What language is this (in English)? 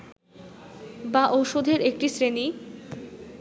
Bangla